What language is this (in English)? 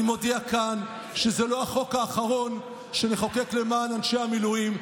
Hebrew